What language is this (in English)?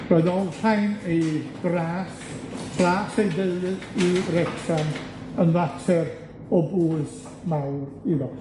Welsh